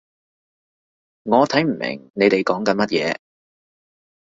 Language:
Cantonese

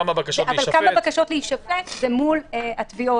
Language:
Hebrew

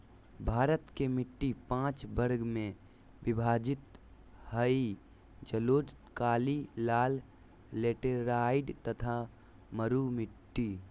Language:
Magahi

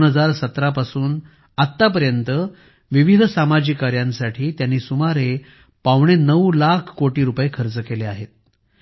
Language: Marathi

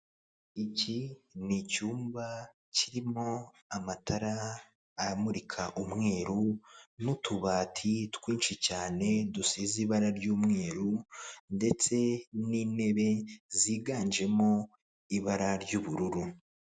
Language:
Kinyarwanda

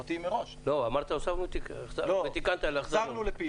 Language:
Hebrew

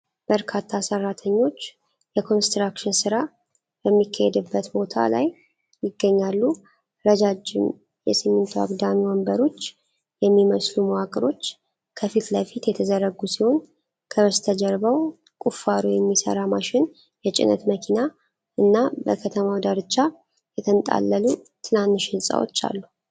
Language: Amharic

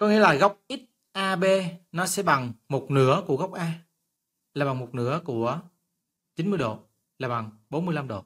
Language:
Vietnamese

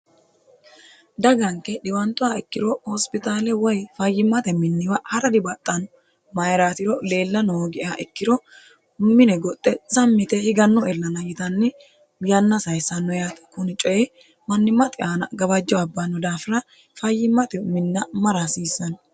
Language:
Sidamo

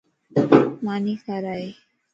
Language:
Lasi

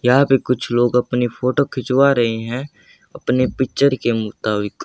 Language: Hindi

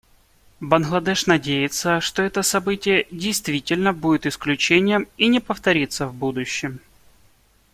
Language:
Russian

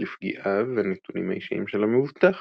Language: Hebrew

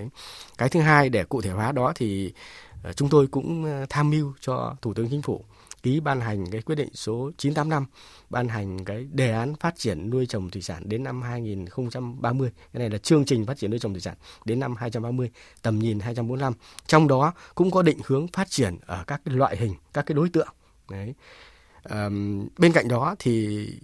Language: Vietnamese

